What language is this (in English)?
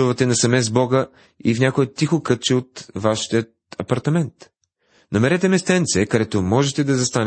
Bulgarian